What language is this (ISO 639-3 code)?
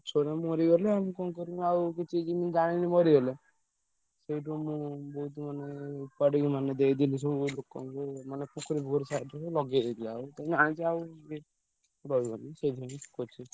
ori